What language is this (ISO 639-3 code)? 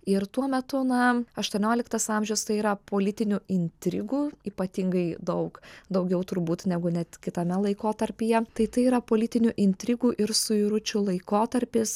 lit